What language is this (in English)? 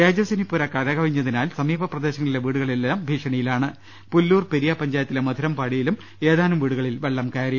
Malayalam